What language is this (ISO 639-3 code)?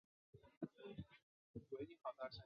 zho